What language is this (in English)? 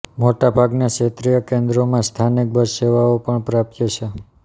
Gujarati